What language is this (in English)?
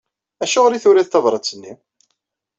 Kabyle